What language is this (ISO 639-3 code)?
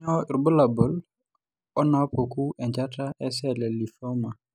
mas